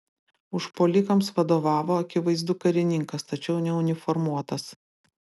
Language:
Lithuanian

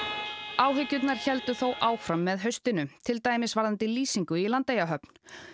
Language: Icelandic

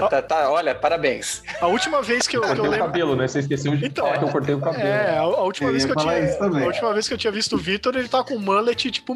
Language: Portuguese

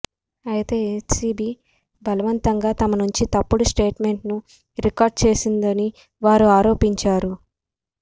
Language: Telugu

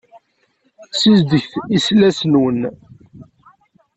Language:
Kabyle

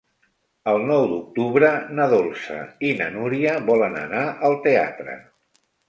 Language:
Catalan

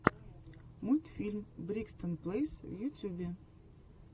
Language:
Russian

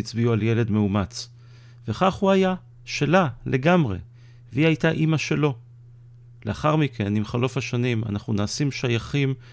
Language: Hebrew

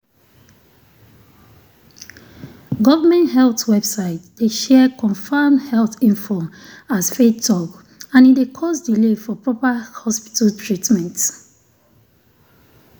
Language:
Nigerian Pidgin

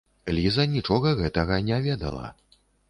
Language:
Belarusian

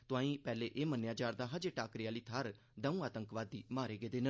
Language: Dogri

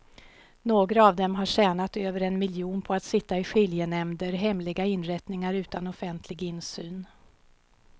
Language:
Swedish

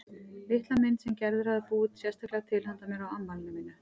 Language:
Icelandic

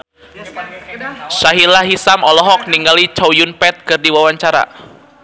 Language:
Sundanese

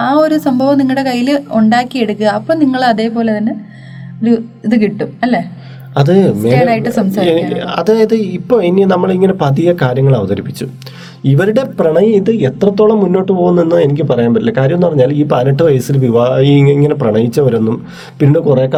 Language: Malayalam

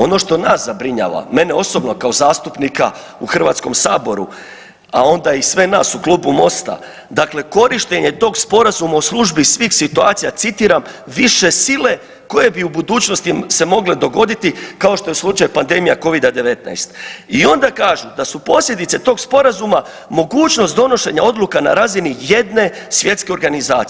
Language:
Croatian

